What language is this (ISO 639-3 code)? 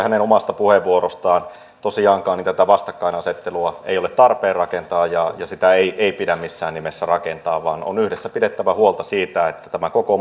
fin